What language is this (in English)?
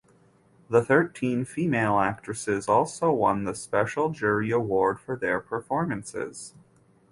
English